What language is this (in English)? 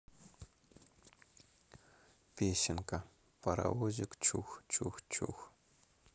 Russian